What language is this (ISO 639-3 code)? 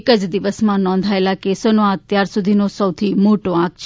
guj